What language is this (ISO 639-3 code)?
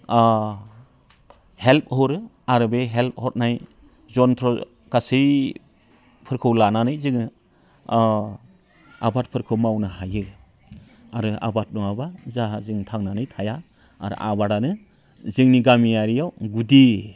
brx